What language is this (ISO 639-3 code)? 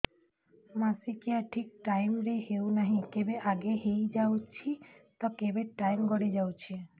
ori